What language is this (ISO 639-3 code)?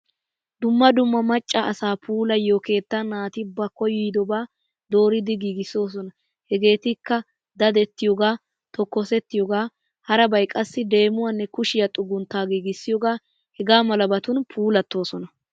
wal